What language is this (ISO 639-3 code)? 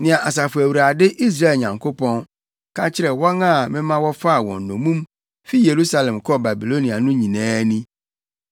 aka